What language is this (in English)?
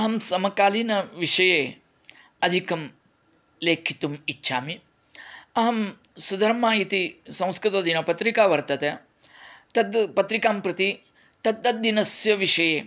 Sanskrit